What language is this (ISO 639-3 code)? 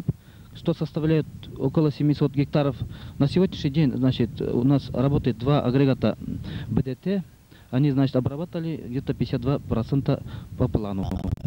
rus